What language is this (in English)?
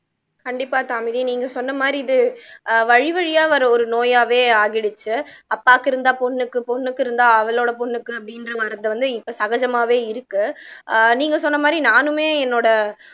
Tamil